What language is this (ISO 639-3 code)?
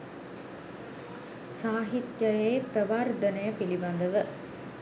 sin